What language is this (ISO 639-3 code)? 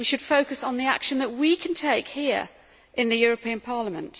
eng